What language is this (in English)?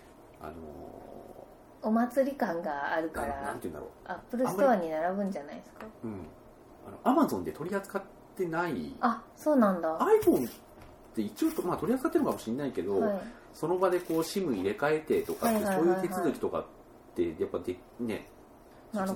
Japanese